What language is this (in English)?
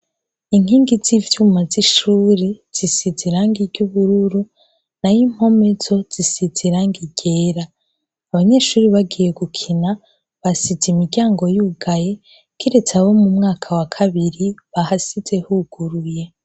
Rundi